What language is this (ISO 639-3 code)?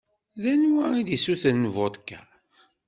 kab